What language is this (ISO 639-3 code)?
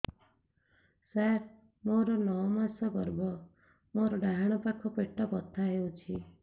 ori